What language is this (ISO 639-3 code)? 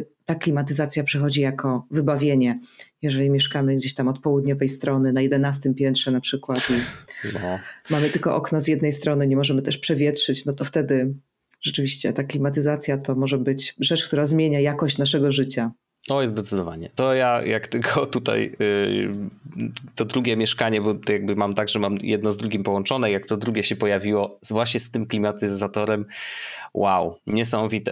pol